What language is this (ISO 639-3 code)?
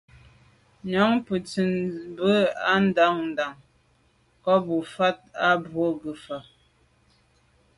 byv